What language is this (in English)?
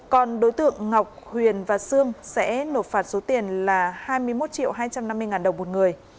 Vietnamese